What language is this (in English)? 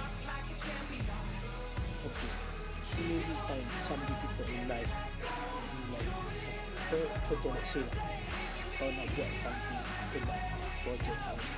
Malay